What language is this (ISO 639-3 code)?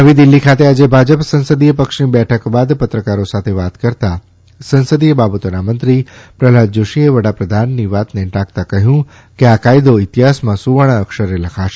guj